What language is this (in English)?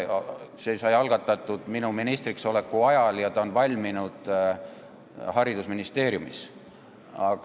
Estonian